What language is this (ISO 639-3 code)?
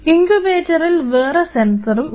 mal